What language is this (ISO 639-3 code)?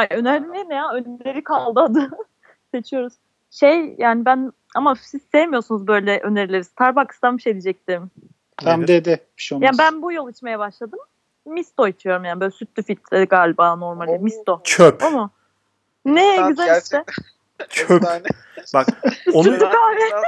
tur